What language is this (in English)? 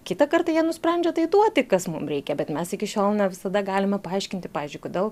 Lithuanian